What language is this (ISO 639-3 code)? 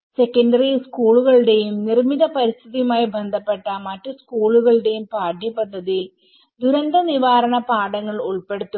mal